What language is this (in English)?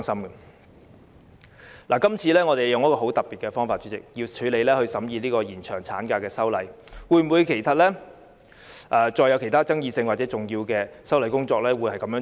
Cantonese